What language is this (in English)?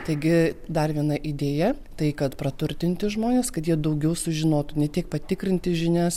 Lithuanian